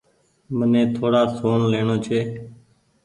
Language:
Goaria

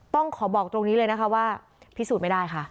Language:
Thai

